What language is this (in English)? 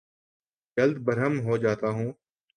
Urdu